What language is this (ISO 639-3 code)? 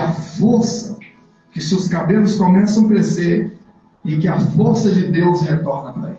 por